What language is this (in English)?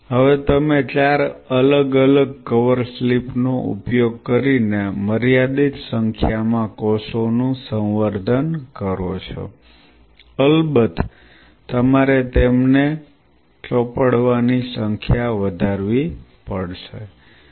Gujarati